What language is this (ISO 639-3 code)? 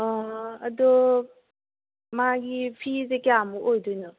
mni